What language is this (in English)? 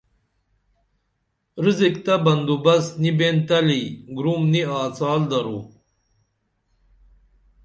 Dameli